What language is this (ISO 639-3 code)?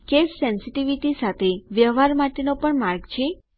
guj